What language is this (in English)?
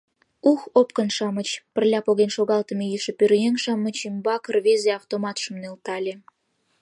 Mari